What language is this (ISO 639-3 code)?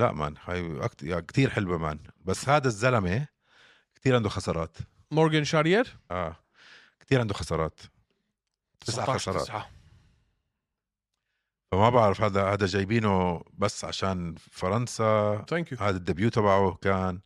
ara